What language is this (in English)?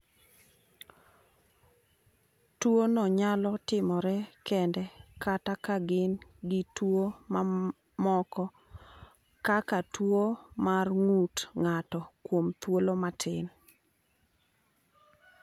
Luo (Kenya and Tanzania)